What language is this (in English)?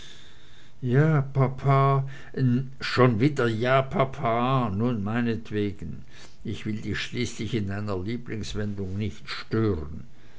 German